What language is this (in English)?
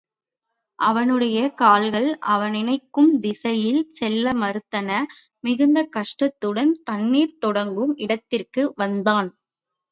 Tamil